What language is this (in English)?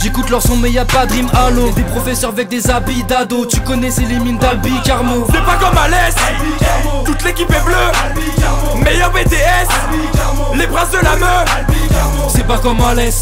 French